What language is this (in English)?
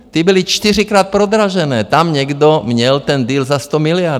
Czech